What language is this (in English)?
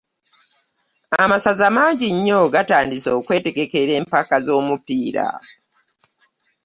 Ganda